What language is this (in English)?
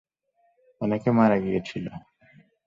Bangla